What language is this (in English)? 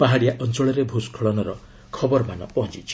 Odia